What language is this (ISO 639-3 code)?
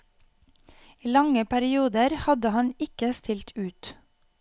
nor